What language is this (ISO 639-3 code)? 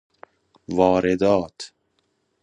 fas